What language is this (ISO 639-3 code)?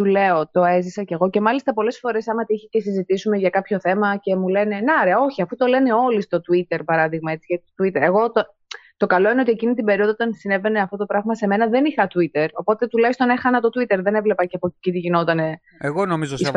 ell